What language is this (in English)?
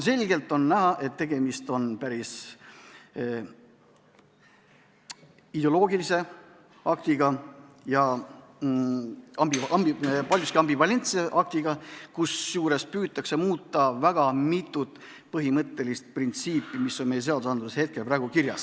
Estonian